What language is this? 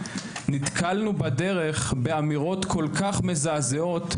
Hebrew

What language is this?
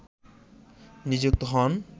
Bangla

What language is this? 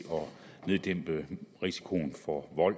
Danish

